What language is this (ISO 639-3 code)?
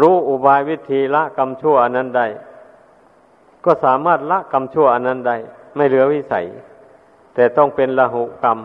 tha